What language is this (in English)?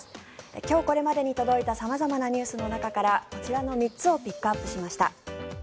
Japanese